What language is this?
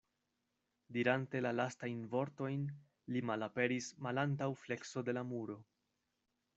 Esperanto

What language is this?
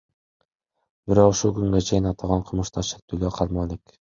Kyrgyz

